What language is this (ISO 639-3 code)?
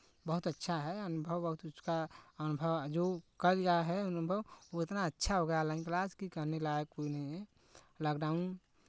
hin